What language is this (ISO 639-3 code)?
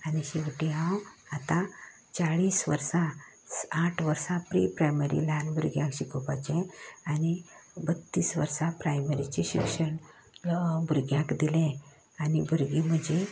kok